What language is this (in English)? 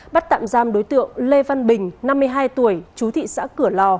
Vietnamese